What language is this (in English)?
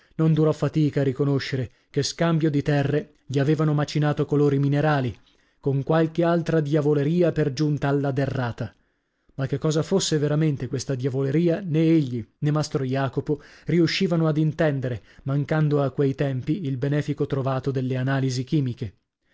Italian